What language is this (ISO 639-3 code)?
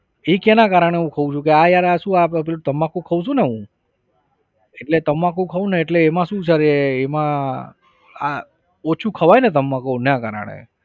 guj